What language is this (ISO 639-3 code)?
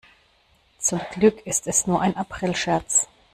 deu